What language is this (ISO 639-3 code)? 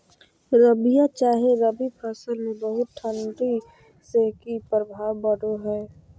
mag